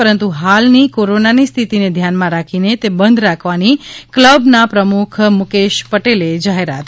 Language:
Gujarati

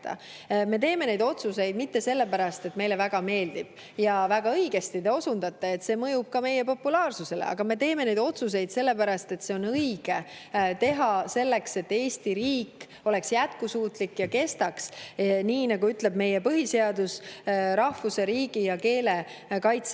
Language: Estonian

